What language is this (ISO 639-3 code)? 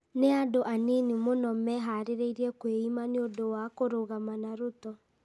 kik